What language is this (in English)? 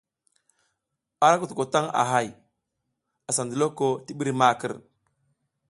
South Giziga